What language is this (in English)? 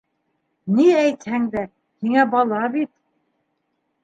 Bashkir